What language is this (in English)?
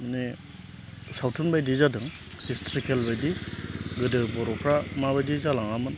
Bodo